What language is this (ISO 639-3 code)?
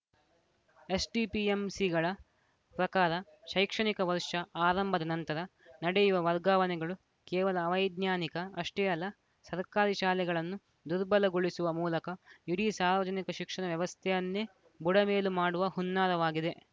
kan